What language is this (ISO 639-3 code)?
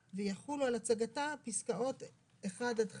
heb